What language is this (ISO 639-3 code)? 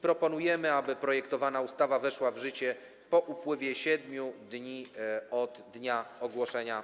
pol